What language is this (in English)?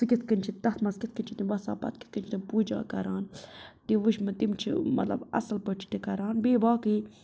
Kashmiri